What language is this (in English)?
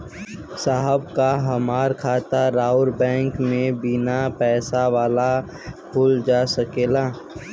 Bhojpuri